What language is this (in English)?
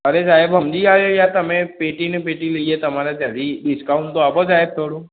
Gujarati